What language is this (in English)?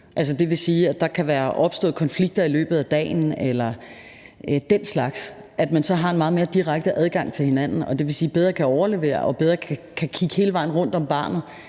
Danish